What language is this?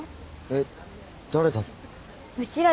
Japanese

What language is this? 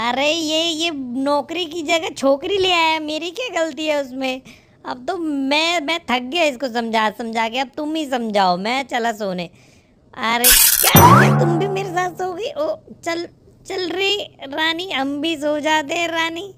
Hindi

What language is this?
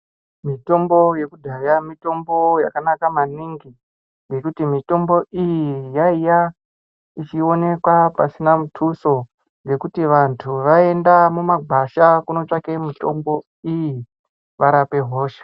Ndau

